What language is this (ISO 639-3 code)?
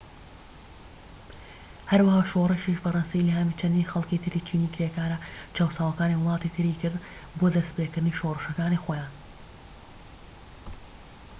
ckb